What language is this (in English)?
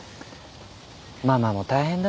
Japanese